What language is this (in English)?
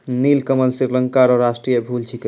Maithili